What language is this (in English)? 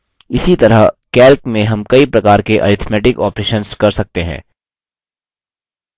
Hindi